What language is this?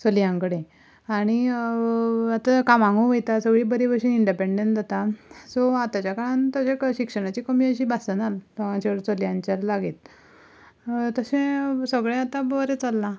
Konkani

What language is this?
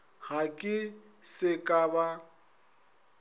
Northern Sotho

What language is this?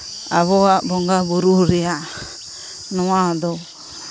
Santali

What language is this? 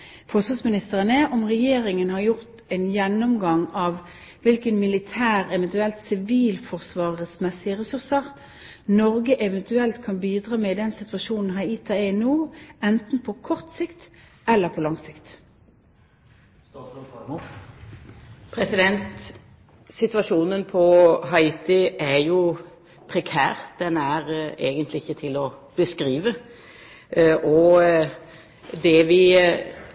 Norwegian Bokmål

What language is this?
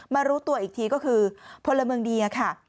Thai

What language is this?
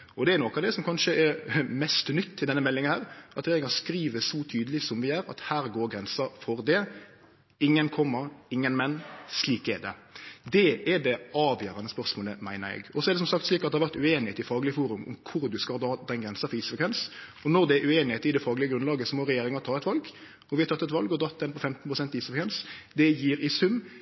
Norwegian Nynorsk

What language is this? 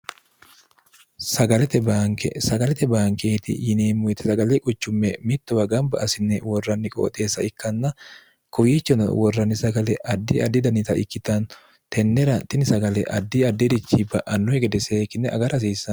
Sidamo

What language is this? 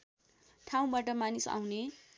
Nepali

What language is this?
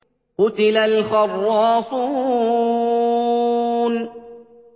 Arabic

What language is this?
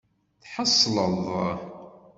Kabyle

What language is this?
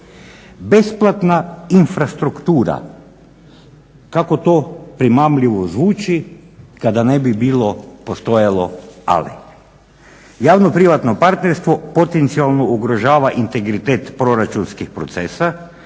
Croatian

